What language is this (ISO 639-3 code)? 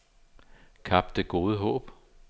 dan